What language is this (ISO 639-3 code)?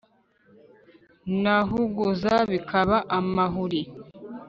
kin